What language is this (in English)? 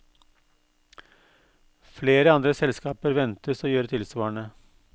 Norwegian